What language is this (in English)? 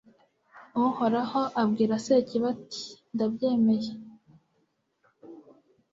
Kinyarwanda